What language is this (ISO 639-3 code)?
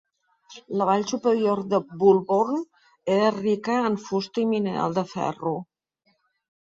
cat